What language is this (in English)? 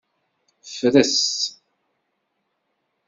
Kabyle